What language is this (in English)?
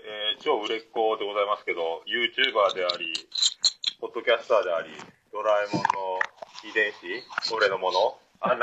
Japanese